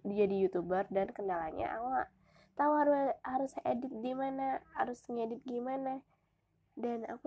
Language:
Indonesian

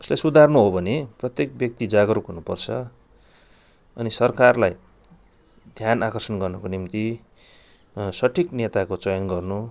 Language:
Nepali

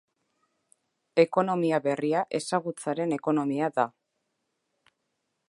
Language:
Basque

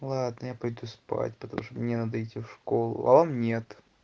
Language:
Russian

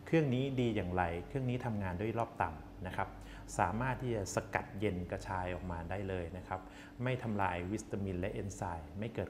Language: Thai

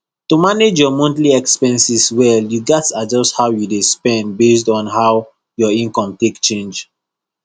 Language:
Nigerian Pidgin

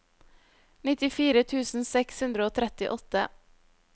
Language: Norwegian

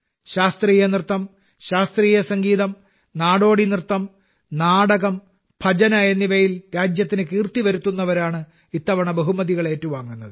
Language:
Malayalam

